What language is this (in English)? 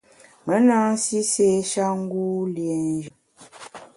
Bamun